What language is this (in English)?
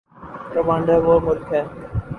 Urdu